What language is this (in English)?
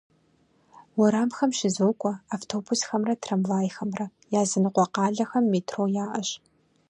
Kabardian